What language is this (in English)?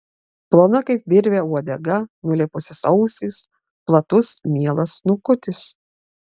Lithuanian